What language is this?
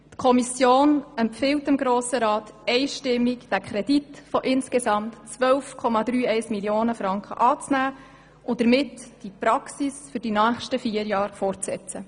Swiss German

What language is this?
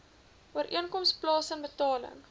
Afrikaans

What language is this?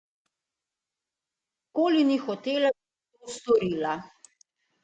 Slovenian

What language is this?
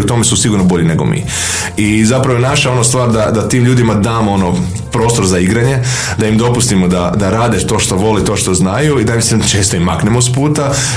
Croatian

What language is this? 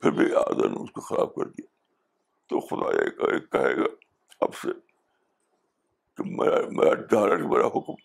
Urdu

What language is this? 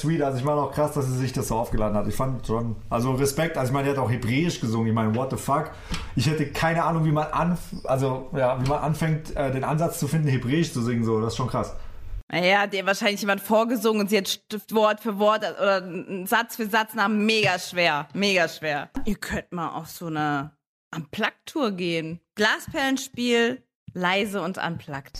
German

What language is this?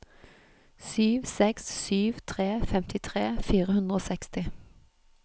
Norwegian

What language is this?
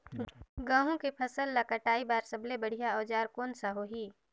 Chhattisgarhi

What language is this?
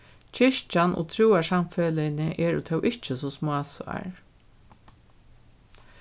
Faroese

